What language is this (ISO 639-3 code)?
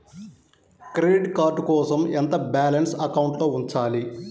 tel